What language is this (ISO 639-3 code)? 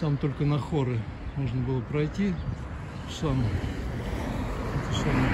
rus